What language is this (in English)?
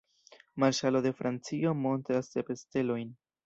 Esperanto